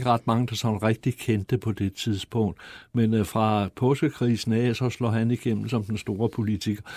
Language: Danish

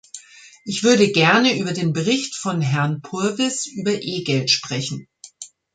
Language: German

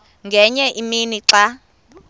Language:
Xhosa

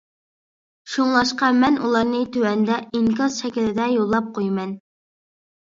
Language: Uyghur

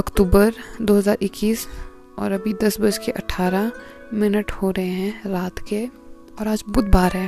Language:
Hindi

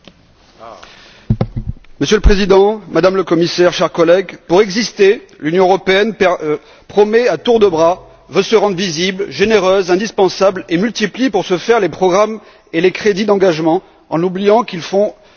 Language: French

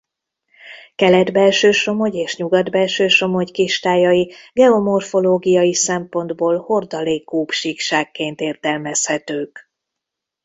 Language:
Hungarian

